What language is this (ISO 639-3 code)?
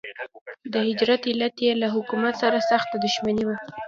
pus